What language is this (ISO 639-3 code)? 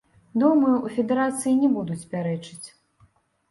bel